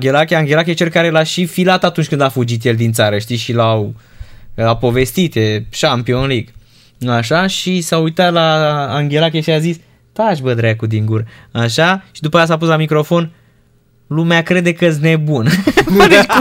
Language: Romanian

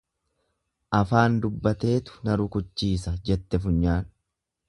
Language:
Oromo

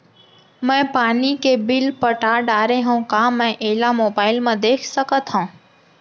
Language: Chhattisgarhi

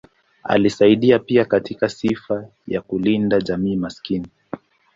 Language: Swahili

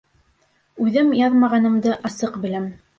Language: Bashkir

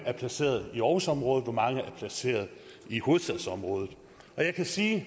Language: Danish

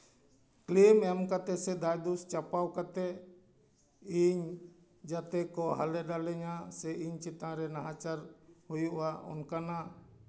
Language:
Santali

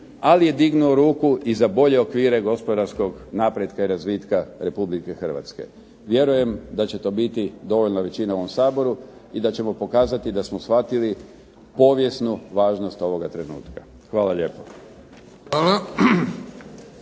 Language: Croatian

